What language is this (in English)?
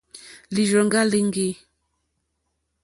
Mokpwe